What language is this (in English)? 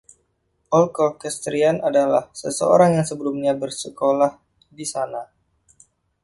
Indonesian